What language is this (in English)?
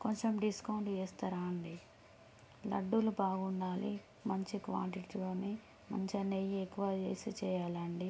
Telugu